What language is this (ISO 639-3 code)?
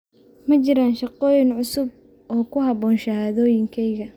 som